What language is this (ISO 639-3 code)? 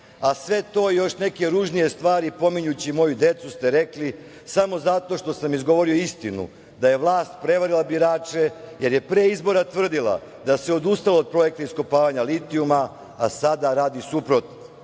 srp